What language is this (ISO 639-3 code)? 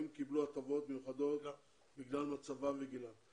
heb